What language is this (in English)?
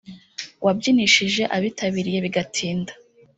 Kinyarwanda